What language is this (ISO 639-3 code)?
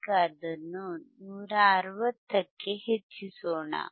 kan